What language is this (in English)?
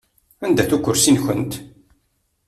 Kabyle